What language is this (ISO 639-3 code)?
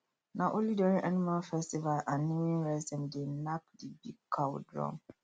pcm